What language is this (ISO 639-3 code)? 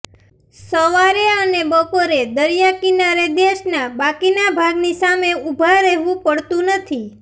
guj